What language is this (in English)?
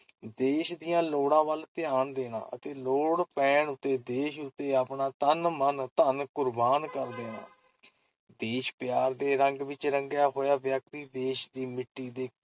Punjabi